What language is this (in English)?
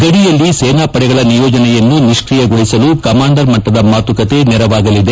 Kannada